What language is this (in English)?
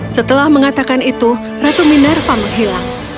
Indonesian